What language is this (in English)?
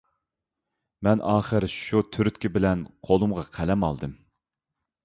Uyghur